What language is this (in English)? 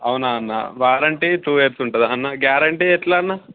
Telugu